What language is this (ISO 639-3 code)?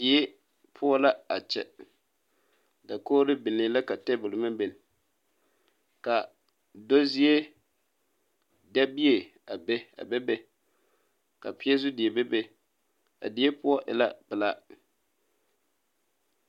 dga